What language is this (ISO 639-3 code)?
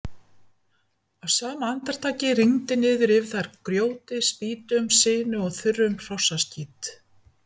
isl